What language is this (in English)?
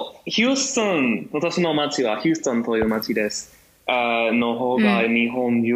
Japanese